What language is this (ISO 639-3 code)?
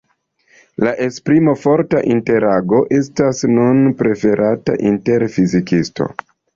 epo